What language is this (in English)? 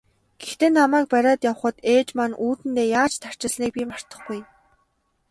Mongolian